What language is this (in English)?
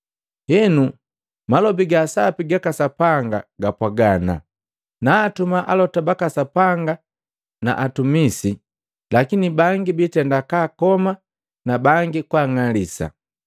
Matengo